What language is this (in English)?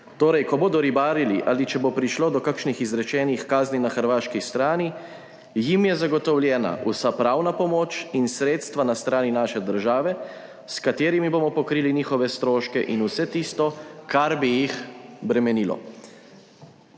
Slovenian